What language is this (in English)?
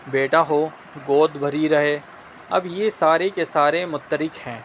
Urdu